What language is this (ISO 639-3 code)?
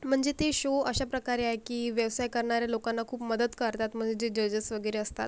mar